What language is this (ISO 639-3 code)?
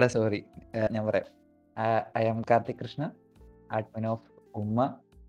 mal